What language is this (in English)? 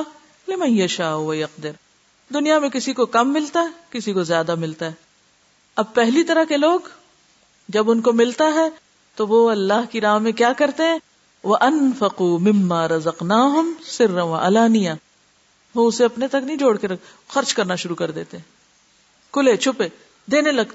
Urdu